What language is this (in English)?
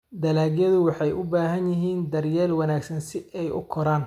Somali